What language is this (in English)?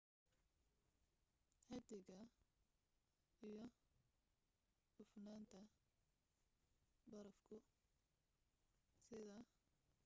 Somali